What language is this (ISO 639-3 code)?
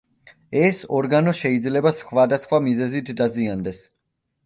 kat